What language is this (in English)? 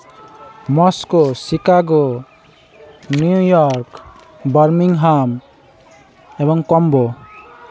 Santali